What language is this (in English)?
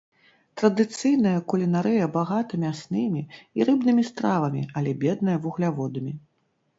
Belarusian